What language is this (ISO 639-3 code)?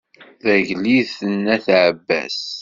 kab